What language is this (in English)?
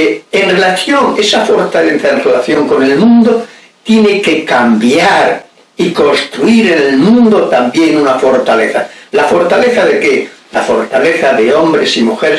Spanish